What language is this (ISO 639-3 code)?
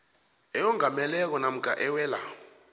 nbl